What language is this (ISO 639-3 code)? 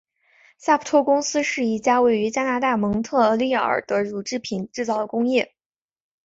zho